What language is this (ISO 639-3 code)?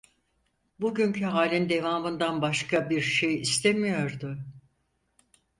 tur